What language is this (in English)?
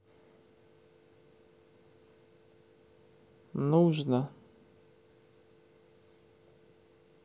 Russian